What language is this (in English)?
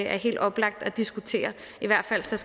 Danish